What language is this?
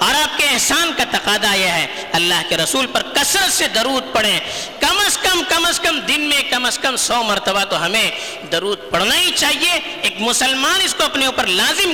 Urdu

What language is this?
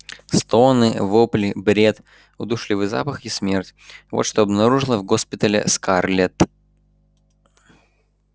Russian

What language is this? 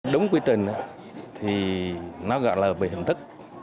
Vietnamese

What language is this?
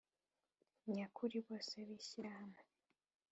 Kinyarwanda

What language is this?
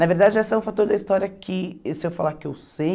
Portuguese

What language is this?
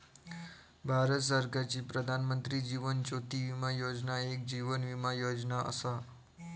Marathi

